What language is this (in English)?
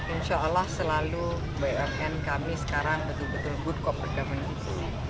Indonesian